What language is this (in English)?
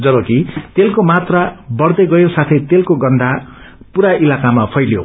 Nepali